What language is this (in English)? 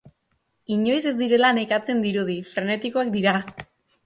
Basque